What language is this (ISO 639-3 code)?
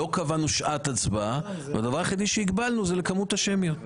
heb